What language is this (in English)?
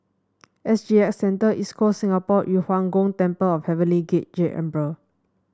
English